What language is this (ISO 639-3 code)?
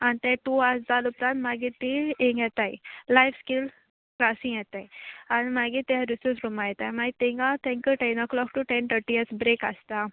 kok